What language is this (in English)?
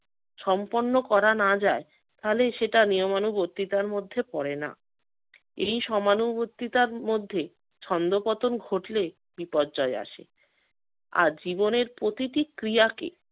Bangla